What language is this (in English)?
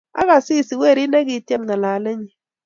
Kalenjin